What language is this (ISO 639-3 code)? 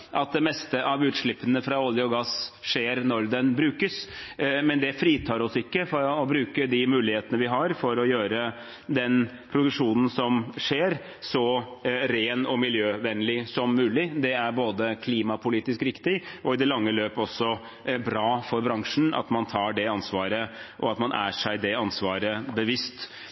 nob